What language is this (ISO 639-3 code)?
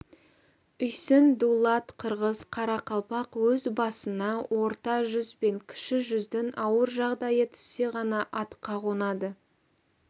kaz